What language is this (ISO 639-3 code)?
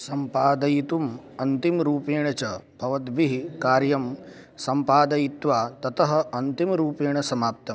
san